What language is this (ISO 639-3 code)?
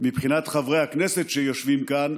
heb